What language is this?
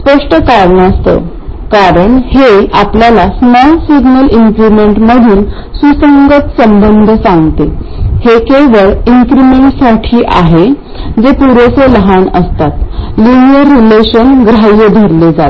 Marathi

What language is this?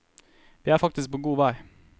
Norwegian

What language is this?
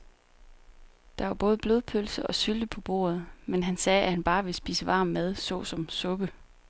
Danish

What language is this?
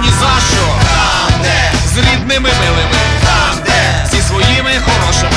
Ukrainian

